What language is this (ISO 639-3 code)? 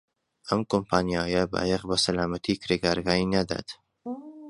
ckb